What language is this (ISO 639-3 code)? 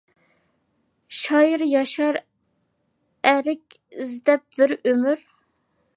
uig